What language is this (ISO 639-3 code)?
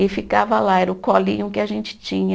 por